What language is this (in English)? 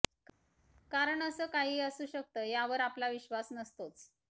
Marathi